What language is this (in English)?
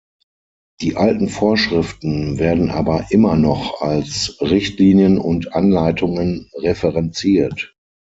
German